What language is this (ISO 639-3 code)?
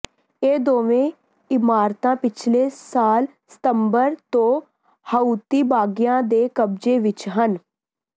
pan